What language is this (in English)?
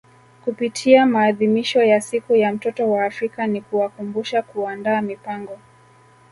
Swahili